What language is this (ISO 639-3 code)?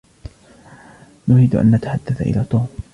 ara